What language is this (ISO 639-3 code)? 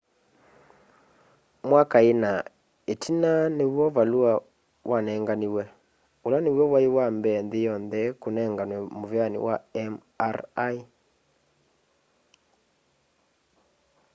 kam